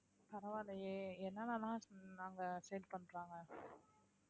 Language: Tamil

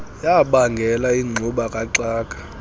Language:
Xhosa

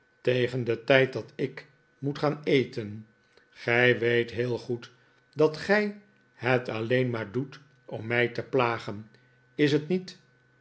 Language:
Dutch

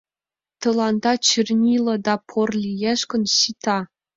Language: Mari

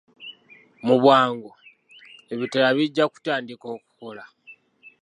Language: Ganda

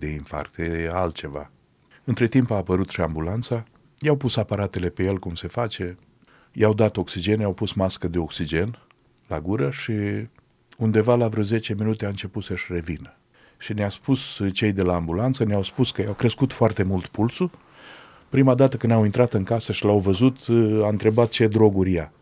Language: Romanian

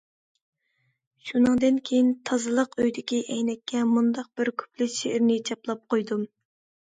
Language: Uyghur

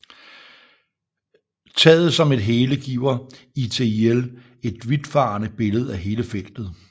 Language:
Danish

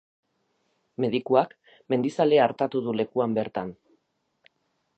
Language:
Basque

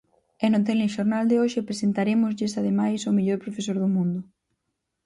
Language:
Galician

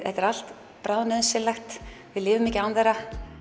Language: Icelandic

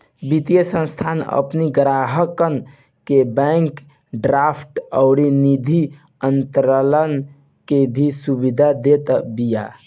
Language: Bhojpuri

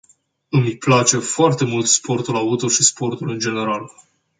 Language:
Romanian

